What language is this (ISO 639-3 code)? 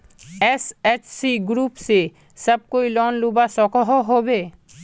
mag